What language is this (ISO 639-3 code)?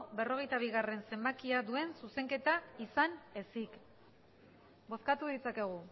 eus